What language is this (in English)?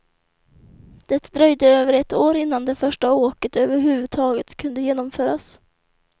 Swedish